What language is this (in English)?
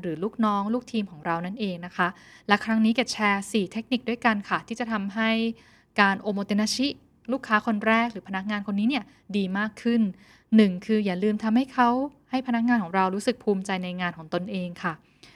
Thai